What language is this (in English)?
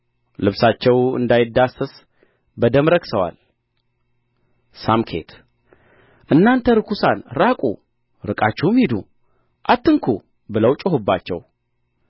Amharic